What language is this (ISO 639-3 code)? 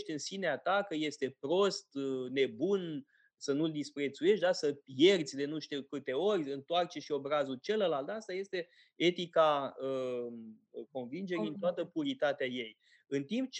ron